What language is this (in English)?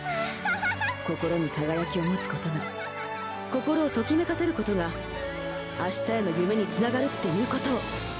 Japanese